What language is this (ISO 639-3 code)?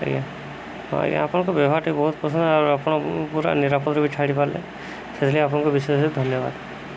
ori